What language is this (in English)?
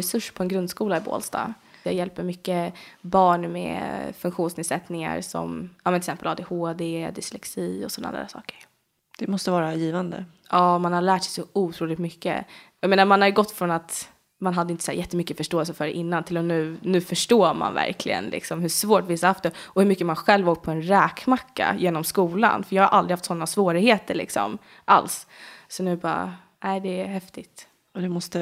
Swedish